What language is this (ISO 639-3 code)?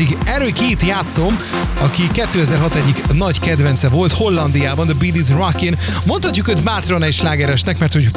hun